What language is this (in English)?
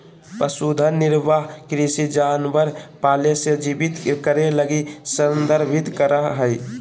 Magahi